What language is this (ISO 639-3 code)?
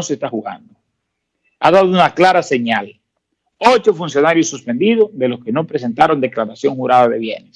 spa